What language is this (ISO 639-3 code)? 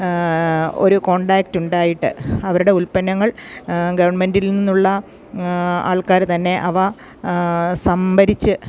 mal